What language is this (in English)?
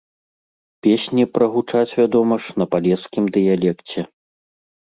Belarusian